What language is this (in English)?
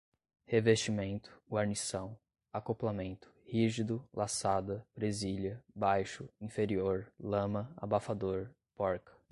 Portuguese